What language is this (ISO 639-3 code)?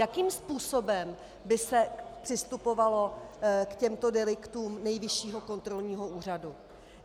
ces